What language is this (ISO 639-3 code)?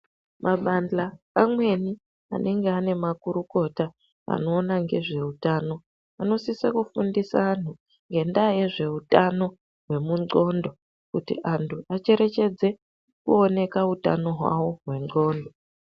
ndc